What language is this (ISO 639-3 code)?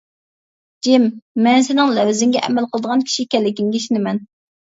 uig